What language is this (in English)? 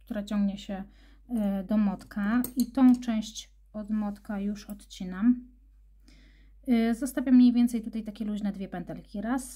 Polish